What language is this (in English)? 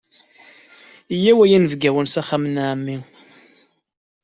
Kabyle